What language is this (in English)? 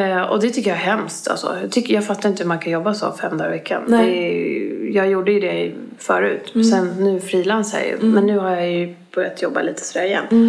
Swedish